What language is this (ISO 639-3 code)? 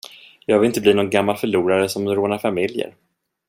swe